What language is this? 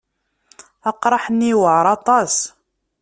Kabyle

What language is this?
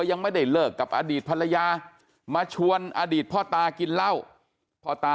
Thai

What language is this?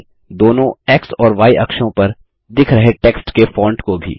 Hindi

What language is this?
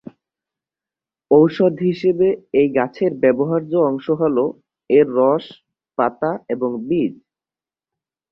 Bangla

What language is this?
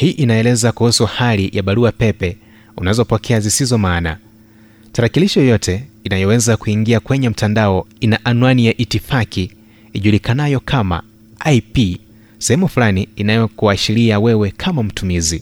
Swahili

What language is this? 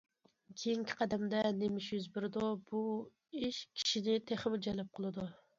Uyghur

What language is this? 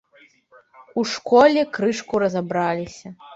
Belarusian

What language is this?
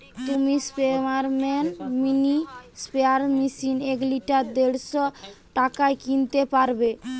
Bangla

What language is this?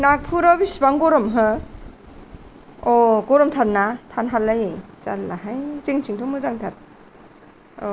Bodo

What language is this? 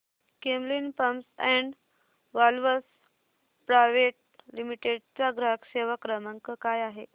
Marathi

